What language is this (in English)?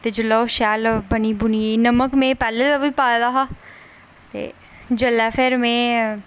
Dogri